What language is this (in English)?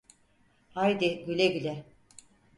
Turkish